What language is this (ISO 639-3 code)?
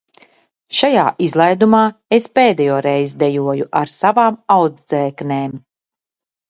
lav